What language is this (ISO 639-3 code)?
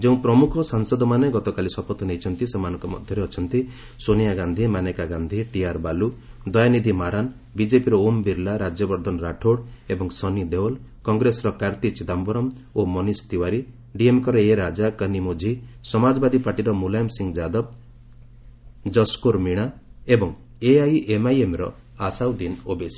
ori